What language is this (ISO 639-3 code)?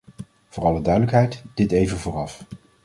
nld